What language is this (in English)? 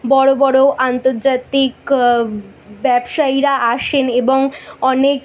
Bangla